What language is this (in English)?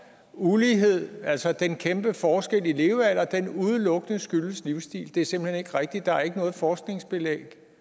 Danish